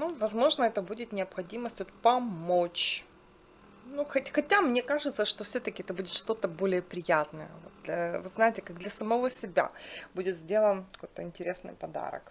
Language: Russian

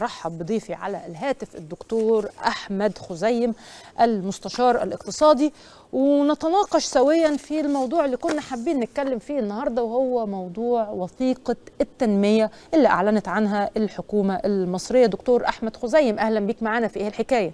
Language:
Arabic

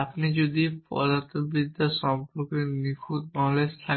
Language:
Bangla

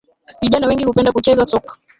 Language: Swahili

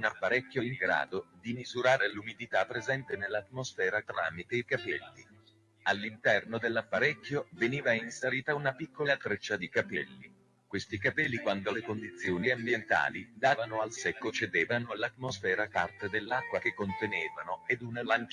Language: Italian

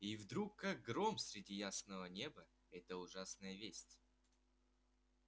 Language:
Russian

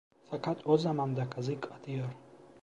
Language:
Turkish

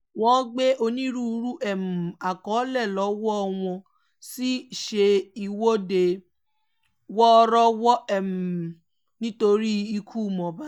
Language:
Yoruba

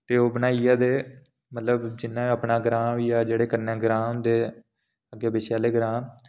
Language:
Dogri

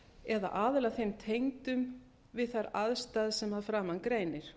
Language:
Icelandic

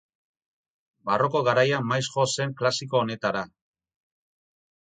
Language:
Basque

